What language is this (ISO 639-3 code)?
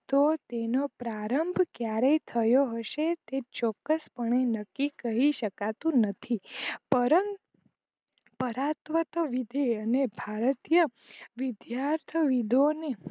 guj